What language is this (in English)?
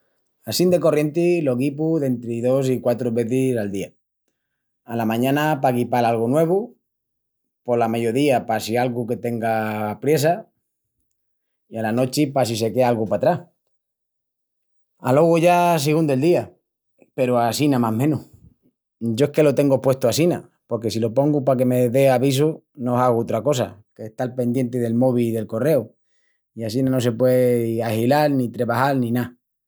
Extremaduran